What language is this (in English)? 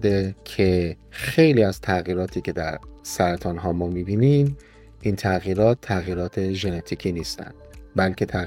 Persian